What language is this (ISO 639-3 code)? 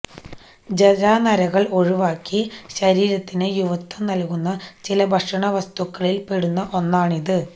mal